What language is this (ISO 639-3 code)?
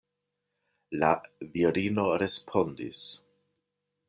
epo